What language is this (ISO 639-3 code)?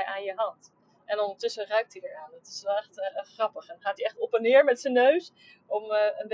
nld